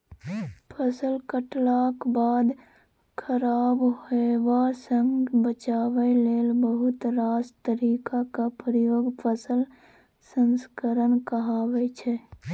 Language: Maithili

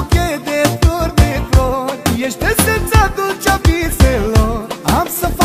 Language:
Romanian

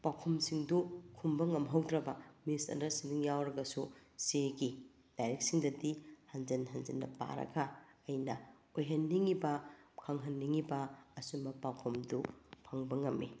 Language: Manipuri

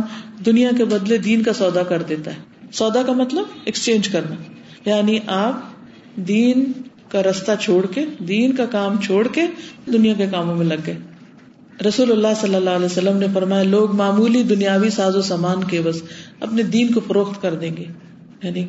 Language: Urdu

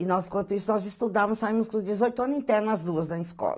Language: Portuguese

